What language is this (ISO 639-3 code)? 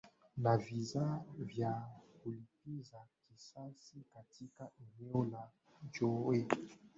swa